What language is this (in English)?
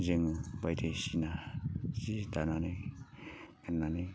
Bodo